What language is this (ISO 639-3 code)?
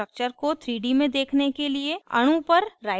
hin